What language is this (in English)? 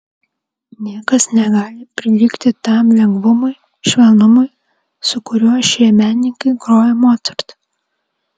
Lithuanian